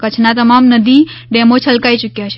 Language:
Gujarati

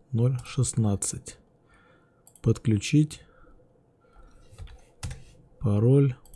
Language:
Russian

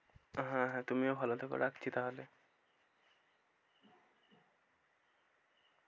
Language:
Bangla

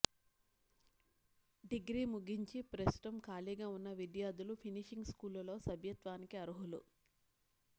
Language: Telugu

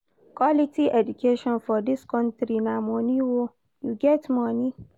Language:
Nigerian Pidgin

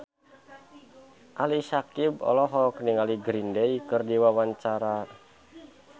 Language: Sundanese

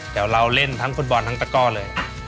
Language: Thai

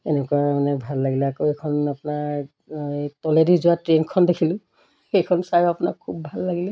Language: Assamese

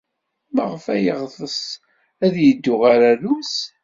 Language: Kabyle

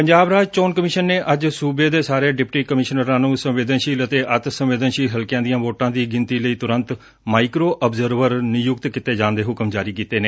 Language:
Punjabi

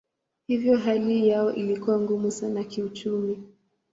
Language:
Swahili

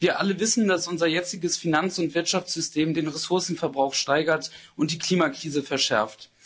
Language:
German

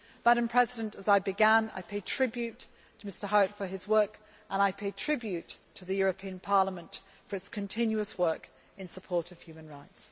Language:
English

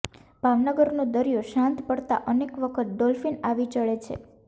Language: Gujarati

